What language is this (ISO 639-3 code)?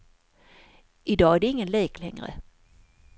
swe